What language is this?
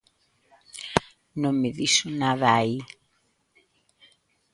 Galician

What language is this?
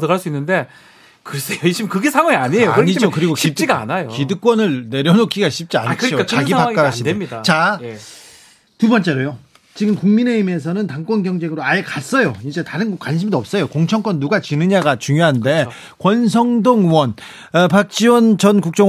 Korean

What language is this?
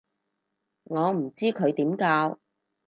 Cantonese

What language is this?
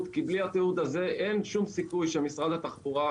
Hebrew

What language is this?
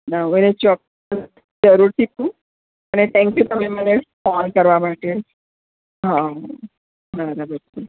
Gujarati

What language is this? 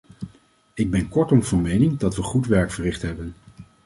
Dutch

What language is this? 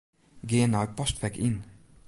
Western Frisian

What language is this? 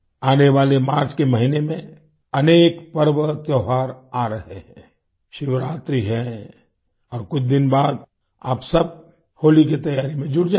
Hindi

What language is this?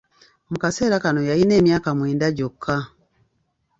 Ganda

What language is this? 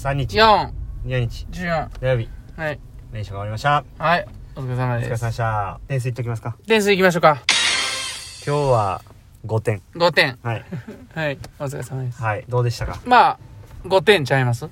Japanese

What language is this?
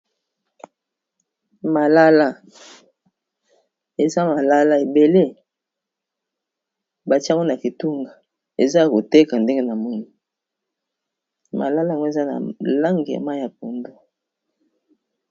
Lingala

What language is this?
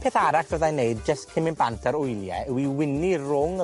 Welsh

